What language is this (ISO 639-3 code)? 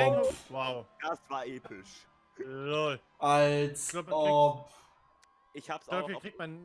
deu